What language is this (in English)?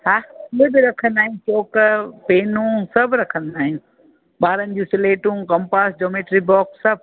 Sindhi